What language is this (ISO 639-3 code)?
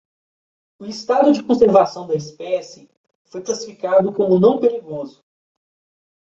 por